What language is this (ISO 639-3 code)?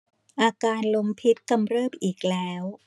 tha